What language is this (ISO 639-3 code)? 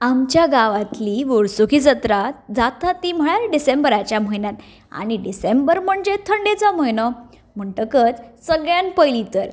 kok